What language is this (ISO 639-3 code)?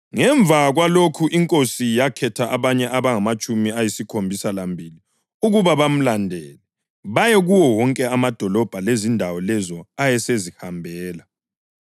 nde